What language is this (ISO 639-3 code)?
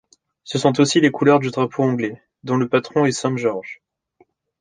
fra